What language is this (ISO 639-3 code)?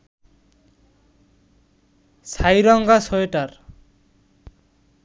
ben